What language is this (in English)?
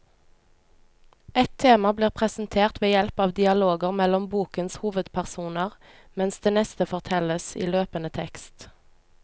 Norwegian